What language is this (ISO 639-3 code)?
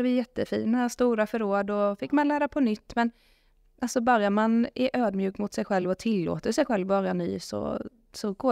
swe